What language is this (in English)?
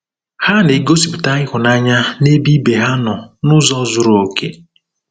Igbo